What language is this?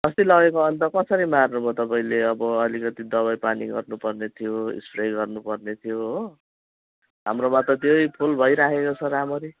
Nepali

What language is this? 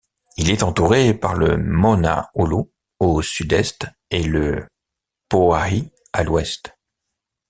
French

